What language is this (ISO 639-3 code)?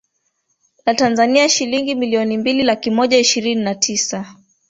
swa